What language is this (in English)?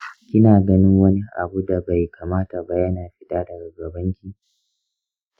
Hausa